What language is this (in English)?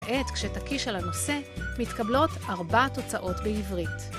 Hebrew